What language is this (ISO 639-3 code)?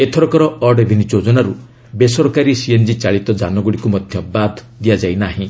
ori